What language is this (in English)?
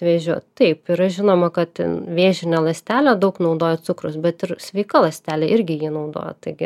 Lithuanian